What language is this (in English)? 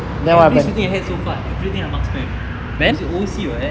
English